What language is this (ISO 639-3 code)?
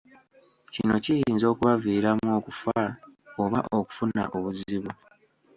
lug